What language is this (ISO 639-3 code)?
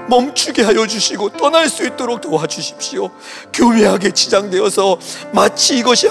kor